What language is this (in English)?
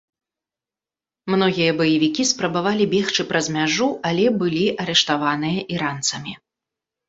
Belarusian